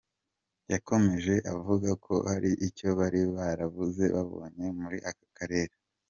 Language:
Kinyarwanda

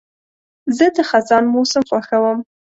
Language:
Pashto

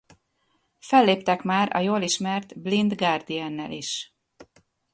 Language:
Hungarian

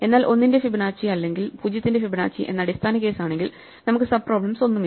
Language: Malayalam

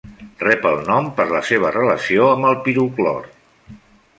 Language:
Catalan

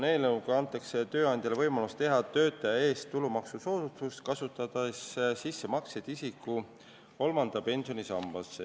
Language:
Estonian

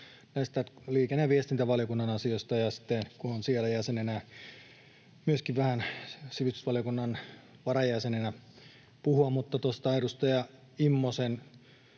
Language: Finnish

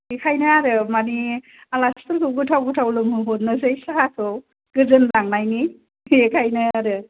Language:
Bodo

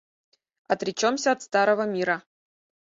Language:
Mari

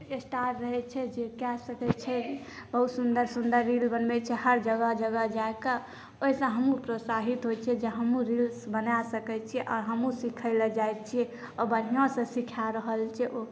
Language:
Maithili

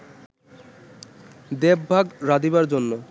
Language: Bangla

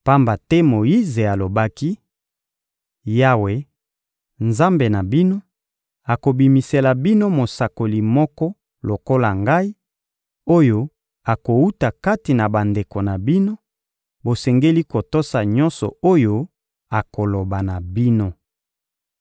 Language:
Lingala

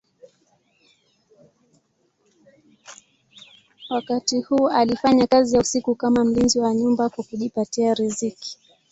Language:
Swahili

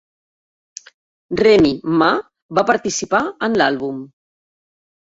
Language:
Catalan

